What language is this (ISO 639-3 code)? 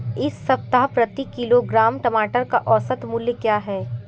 hin